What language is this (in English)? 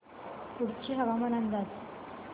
Marathi